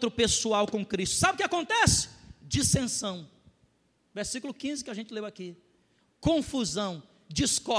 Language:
Portuguese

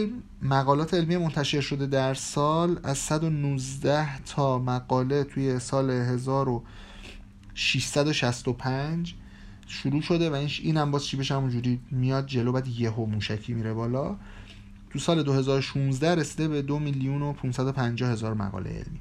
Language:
Persian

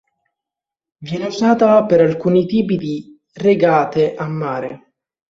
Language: Italian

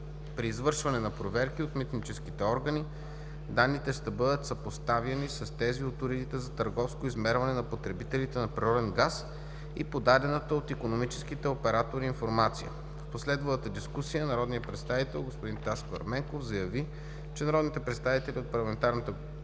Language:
Bulgarian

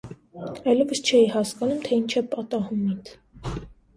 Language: Armenian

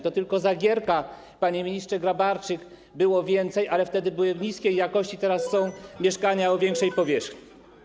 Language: Polish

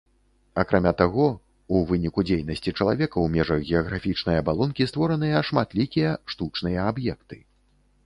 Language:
Belarusian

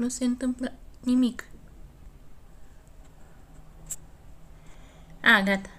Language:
Romanian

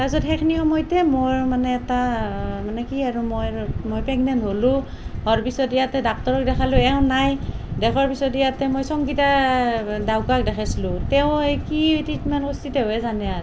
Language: Assamese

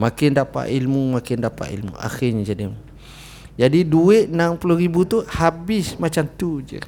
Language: Malay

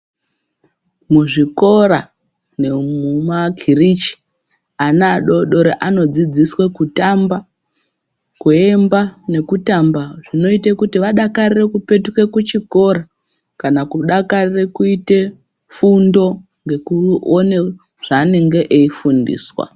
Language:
Ndau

